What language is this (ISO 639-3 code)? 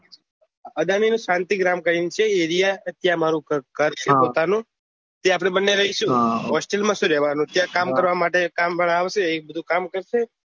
guj